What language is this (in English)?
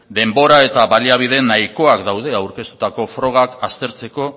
Basque